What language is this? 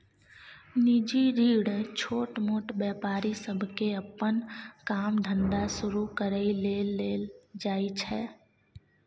Maithili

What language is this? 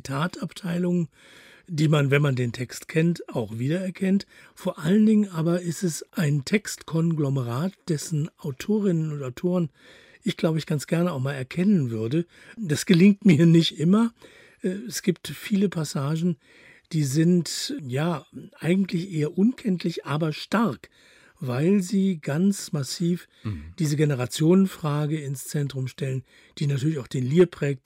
German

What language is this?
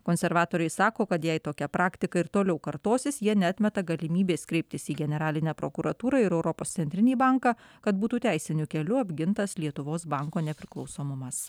Lithuanian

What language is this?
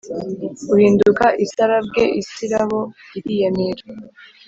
Kinyarwanda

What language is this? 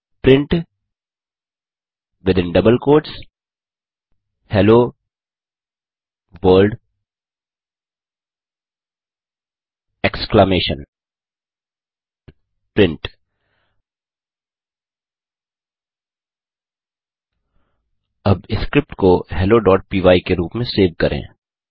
Hindi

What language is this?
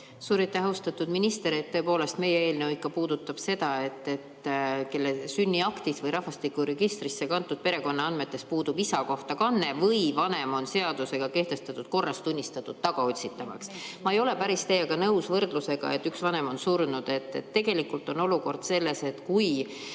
Estonian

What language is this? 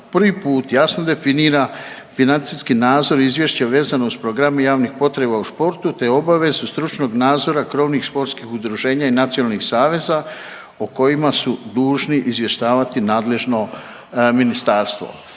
Croatian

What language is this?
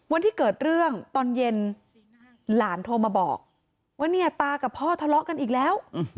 Thai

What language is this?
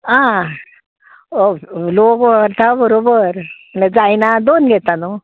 Konkani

